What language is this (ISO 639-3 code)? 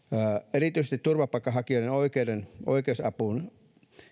fin